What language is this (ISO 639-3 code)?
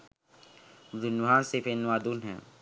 sin